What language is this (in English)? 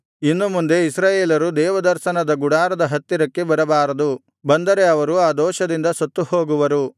Kannada